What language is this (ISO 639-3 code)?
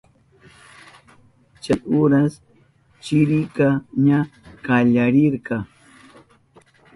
qup